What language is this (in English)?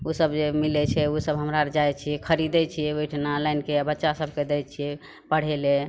Maithili